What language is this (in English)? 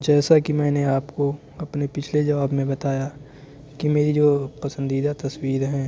Urdu